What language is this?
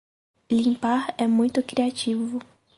Portuguese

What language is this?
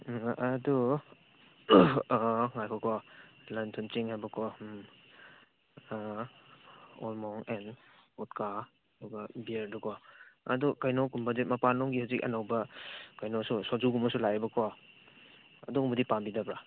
Manipuri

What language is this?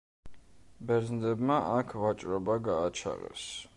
Georgian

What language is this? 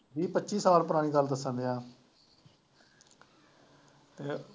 Punjabi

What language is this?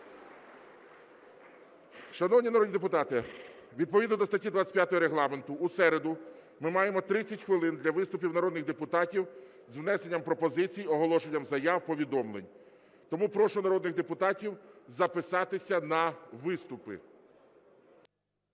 Ukrainian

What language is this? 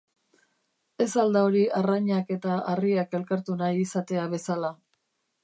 Basque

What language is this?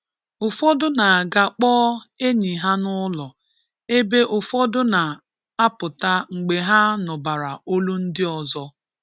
Igbo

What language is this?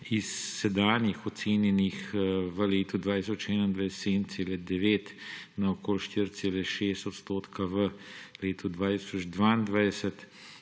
Slovenian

